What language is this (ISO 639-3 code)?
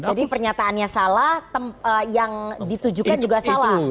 ind